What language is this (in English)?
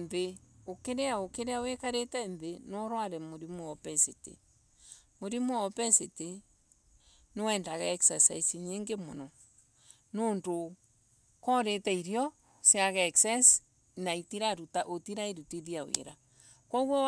Embu